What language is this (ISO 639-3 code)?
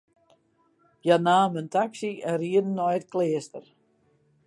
fry